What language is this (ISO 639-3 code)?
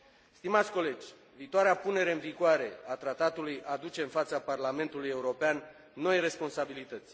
ron